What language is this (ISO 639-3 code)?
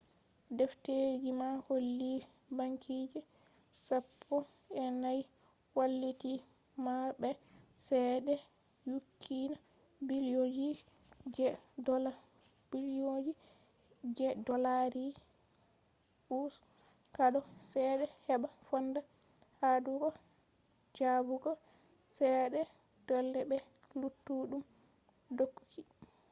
ful